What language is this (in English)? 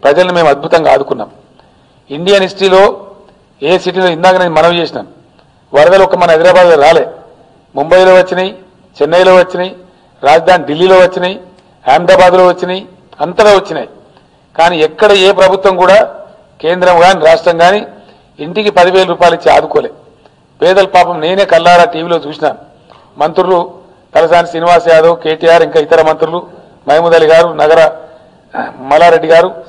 Hindi